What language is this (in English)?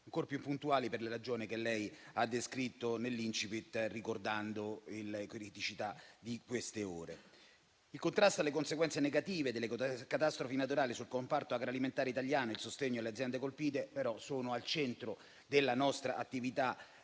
Italian